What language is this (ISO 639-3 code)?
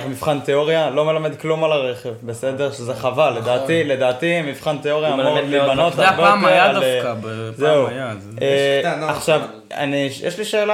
heb